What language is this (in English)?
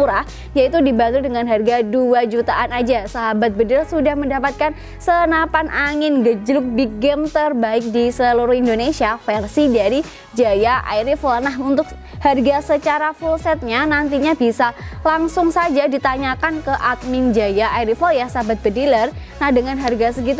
Indonesian